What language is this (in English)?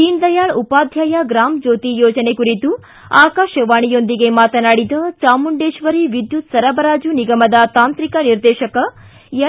Kannada